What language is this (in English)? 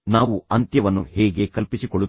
Kannada